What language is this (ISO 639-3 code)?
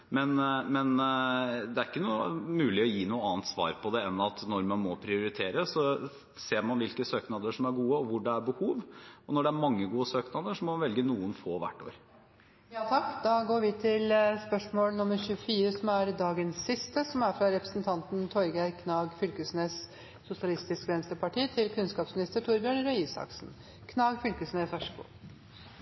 nor